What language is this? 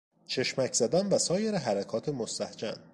Persian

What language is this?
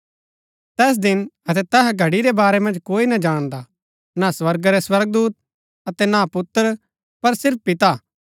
Gaddi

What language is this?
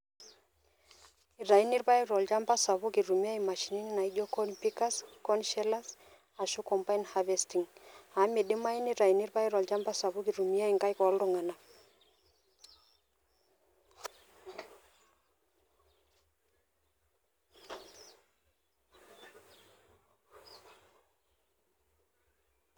Masai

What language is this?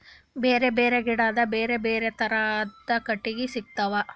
Kannada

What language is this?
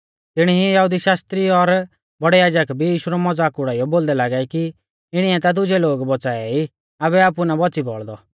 Mahasu Pahari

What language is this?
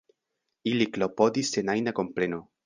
Esperanto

